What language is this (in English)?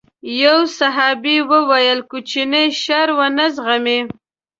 Pashto